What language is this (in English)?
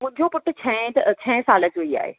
Sindhi